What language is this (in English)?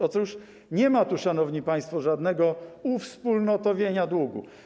Polish